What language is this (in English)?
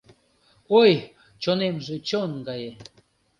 Mari